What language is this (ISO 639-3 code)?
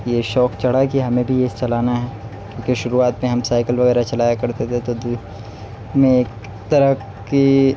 urd